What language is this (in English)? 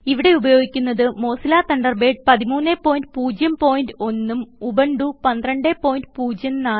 Malayalam